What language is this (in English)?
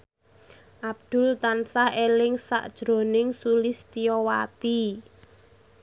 Javanese